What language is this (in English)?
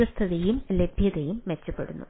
Malayalam